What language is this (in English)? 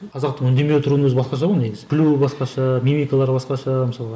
Kazakh